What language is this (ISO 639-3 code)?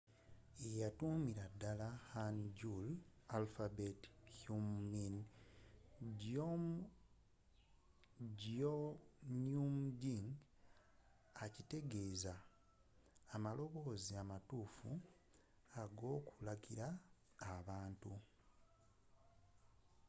lug